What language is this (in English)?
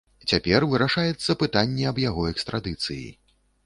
Belarusian